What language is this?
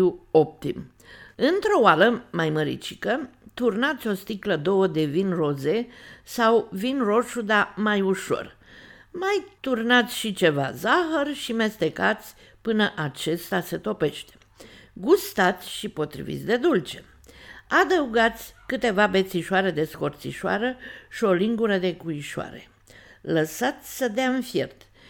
Romanian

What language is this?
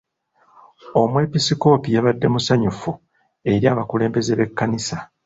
Ganda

